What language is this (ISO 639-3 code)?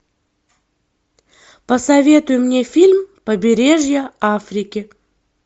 rus